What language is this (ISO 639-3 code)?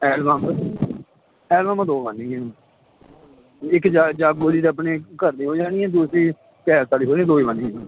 pan